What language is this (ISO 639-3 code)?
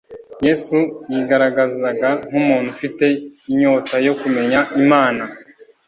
kin